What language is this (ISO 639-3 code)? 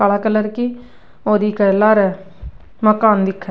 raj